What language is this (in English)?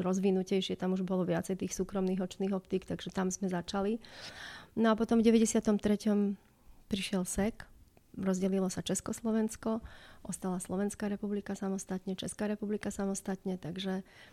Slovak